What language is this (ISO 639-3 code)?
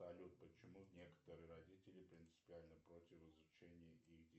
rus